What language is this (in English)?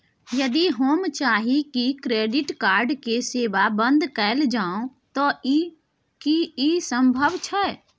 Maithili